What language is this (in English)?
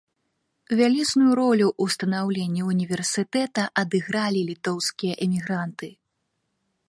Belarusian